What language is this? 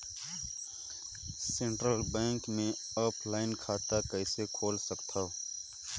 Chhattisgarhi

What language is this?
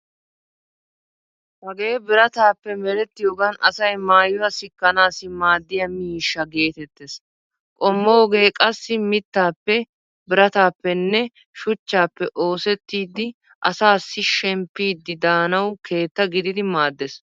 Wolaytta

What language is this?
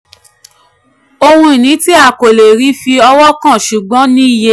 Yoruba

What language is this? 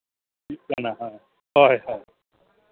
Santali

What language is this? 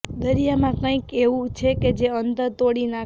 Gujarati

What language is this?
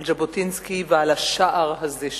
Hebrew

